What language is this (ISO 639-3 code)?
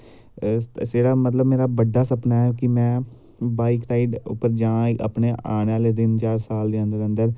doi